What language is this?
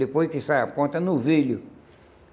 Portuguese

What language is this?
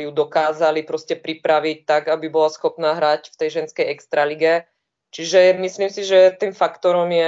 Czech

